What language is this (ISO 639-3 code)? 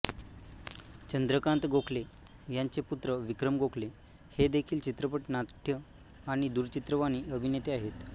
mar